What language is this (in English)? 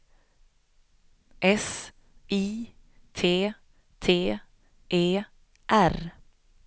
Swedish